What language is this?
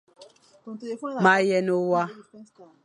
Fang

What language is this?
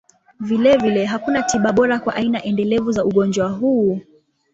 Swahili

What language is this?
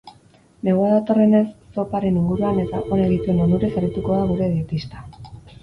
Basque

